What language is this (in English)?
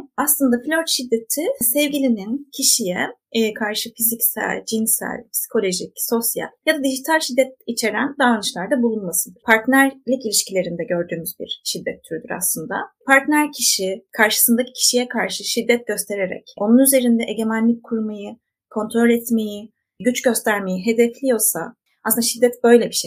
Turkish